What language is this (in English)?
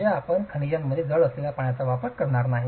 Marathi